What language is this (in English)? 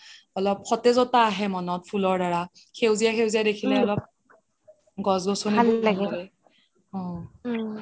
Assamese